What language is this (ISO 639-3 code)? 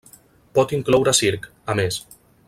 cat